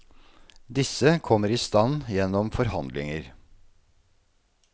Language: Norwegian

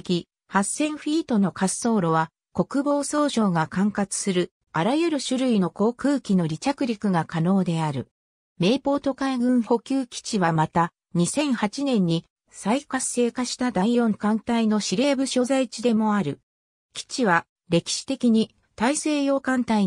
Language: Japanese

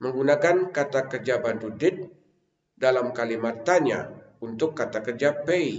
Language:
Indonesian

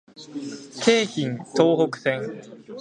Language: Japanese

